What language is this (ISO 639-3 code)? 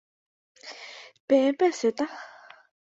grn